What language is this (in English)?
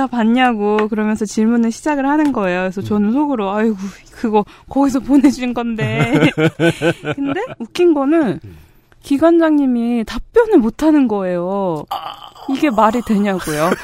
Korean